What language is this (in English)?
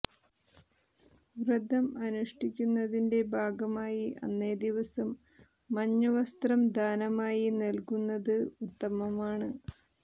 Malayalam